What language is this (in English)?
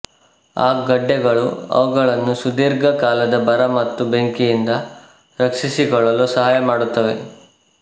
Kannada